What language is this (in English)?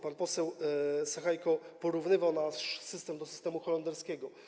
Polish